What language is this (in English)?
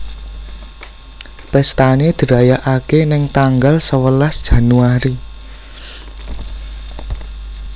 Javanese